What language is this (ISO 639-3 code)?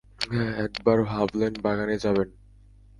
ben